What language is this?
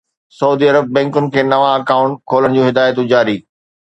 Sindhi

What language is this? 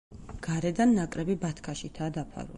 Georgian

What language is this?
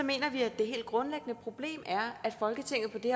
Danish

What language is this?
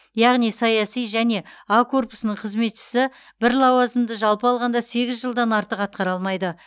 Kazakh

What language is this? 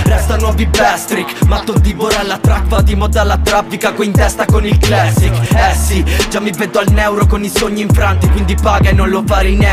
Italian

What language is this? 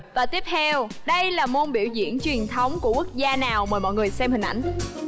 Vietnamese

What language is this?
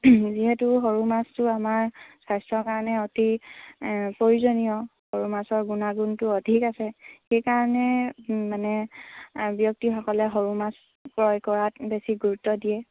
Assamese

